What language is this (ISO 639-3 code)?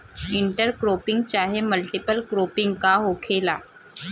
bho